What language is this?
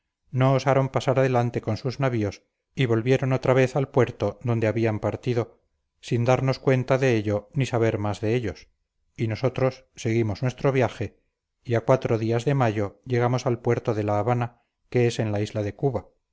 Spanish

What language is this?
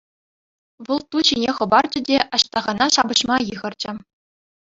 Chuvash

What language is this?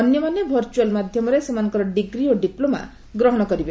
Odia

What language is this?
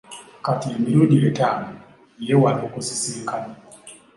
Ganda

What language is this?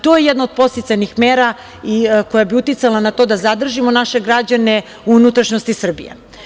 Serbian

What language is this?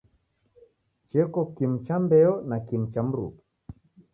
Taita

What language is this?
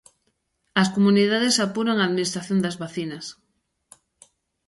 Galician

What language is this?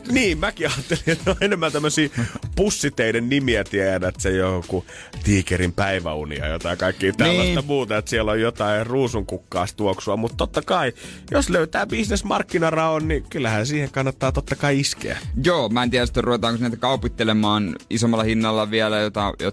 Finnish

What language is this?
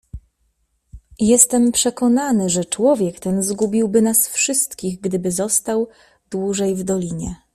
Polish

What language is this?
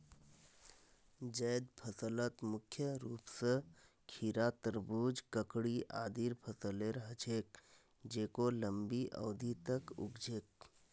Magahi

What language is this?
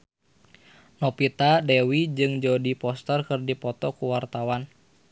Sundanese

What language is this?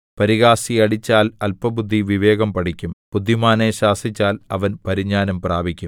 Malayalam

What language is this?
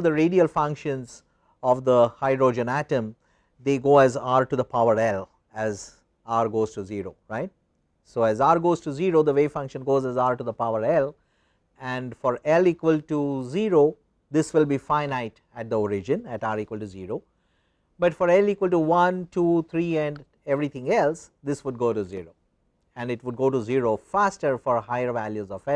English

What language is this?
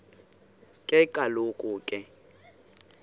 Xhosa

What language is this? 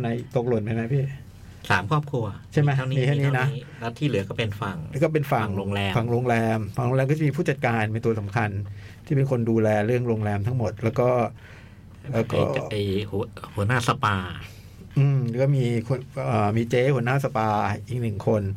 Thai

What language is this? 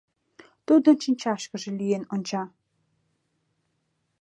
Mari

